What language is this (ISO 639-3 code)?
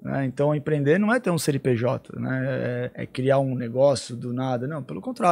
por